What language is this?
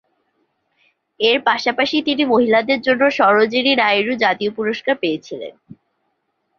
Bangla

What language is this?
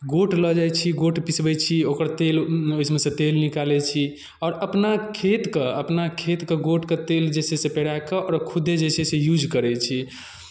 Maithili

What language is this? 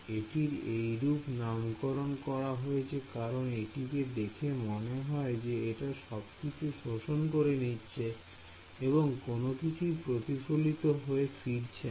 Bangla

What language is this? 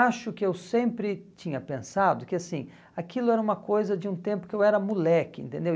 Portuguese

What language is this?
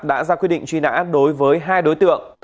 Vietnamese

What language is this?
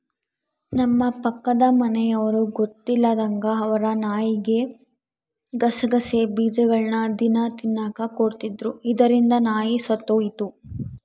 Kannada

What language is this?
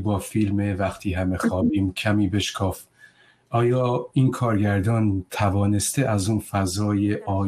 Persian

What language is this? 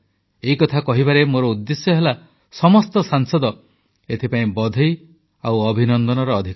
Odia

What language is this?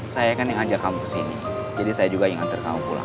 Indonesian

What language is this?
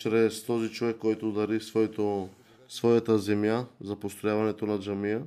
Bulgarian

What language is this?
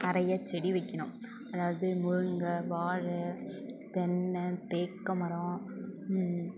Tamil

